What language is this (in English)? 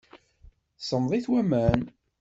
Kabyle